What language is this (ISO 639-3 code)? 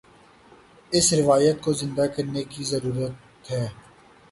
urd